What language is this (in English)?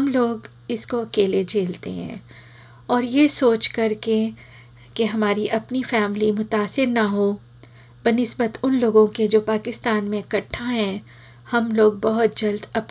Hindi